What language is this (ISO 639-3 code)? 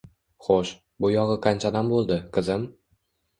uzb